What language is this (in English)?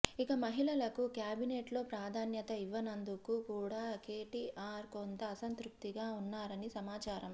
Telugu